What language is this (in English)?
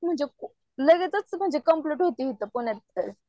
Marathi